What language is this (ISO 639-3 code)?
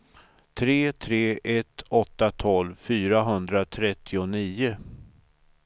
swe